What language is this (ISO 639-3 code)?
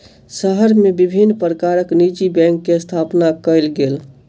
mai